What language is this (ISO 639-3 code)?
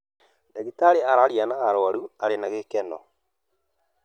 kik